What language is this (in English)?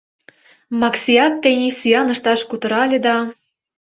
Mari